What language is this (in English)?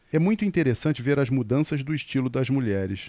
Portuguese